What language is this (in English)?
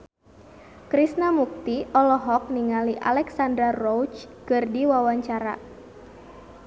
Sundanese